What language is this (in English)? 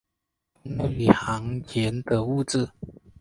Chinese